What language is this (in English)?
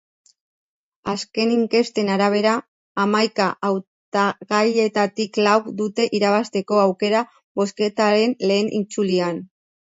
Basque